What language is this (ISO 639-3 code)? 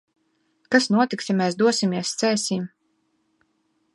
lav